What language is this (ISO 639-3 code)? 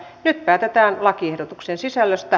fin